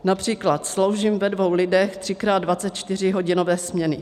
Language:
Czech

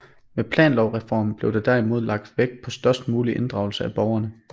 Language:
Danish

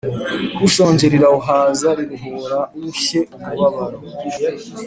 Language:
Kinyarwanda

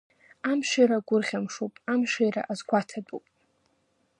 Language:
Abkhazian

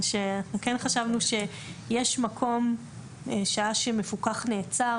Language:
Hebrew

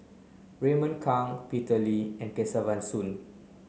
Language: English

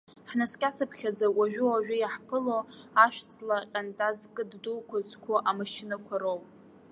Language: Abkhazian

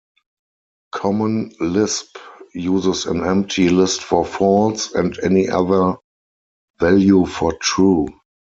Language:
English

